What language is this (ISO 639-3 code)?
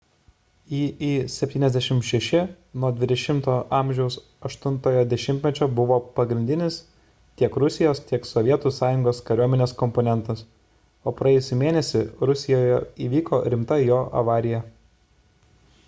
lit